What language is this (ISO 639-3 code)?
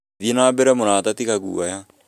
kik